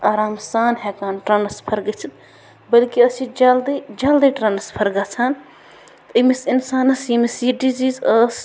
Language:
Kashmiri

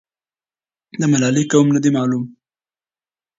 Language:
Pashto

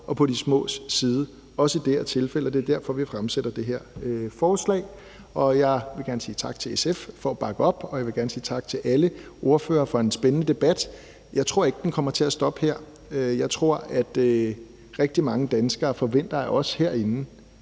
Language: Danish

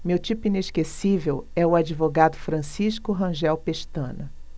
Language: Portuguese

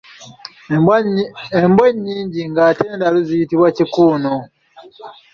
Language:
Ganda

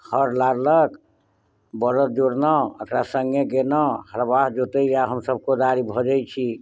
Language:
Maithili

